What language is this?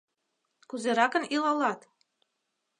Mari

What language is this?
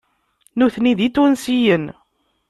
Kabyle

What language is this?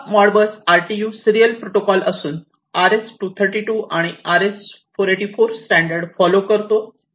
Marathi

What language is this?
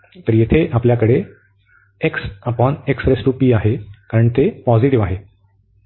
Marathi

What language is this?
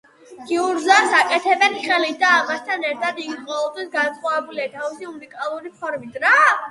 Georgian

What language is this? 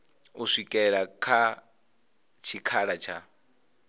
Venda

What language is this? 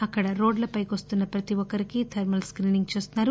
Telugu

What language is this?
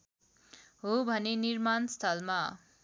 Nepali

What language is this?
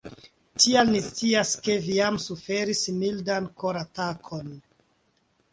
Esperanto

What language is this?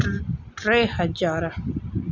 Sindhi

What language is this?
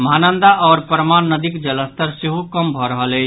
Maithili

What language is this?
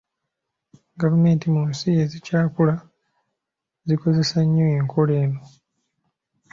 Ganda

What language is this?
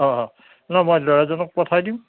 Assamese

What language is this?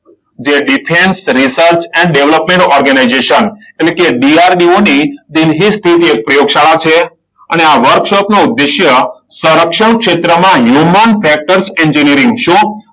Gujarati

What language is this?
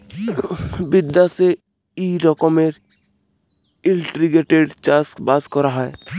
Bangla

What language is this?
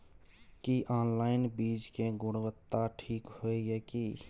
Maithili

